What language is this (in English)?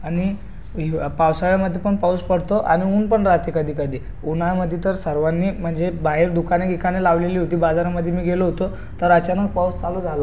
Marathi